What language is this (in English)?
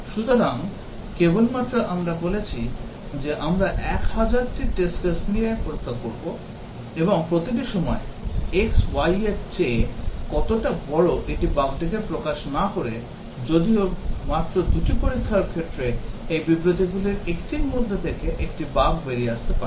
Bangla